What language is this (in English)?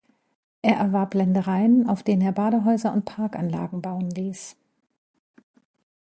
German